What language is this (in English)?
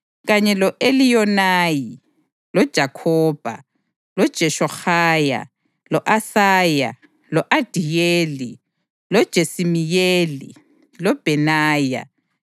North Ndebele